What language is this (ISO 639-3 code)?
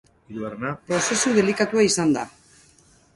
eus